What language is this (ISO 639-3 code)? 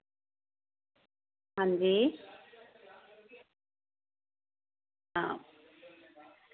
doi